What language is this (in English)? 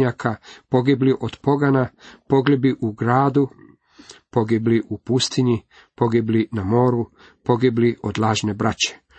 Croatian